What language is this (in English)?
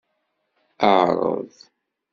Kabyle